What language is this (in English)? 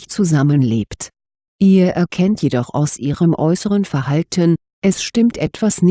German